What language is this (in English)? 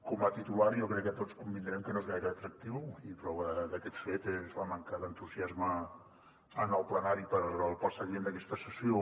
Catalan